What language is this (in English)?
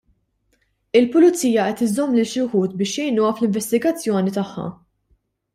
Maltese